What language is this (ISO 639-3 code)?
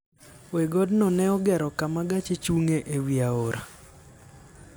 luo